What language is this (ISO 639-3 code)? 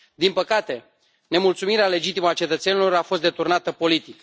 ron